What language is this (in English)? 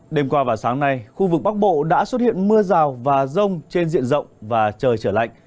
Vietnamese